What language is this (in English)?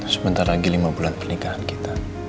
Indonesian